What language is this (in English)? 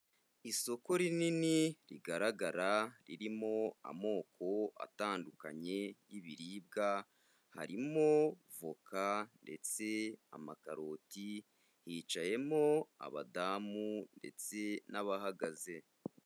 Kinyarwanda